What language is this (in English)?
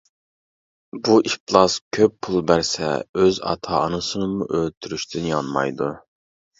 Uyghur